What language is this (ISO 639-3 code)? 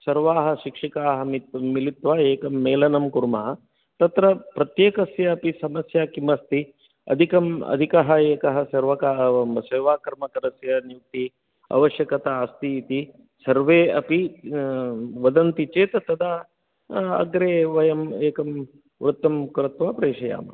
san